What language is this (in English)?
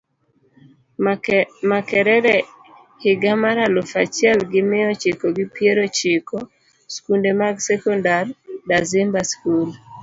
Luo (Kenya and Tanzania)